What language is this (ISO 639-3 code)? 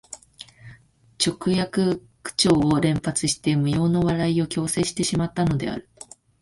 jpn